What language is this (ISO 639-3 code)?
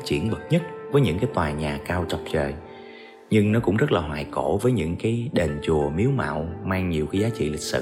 vie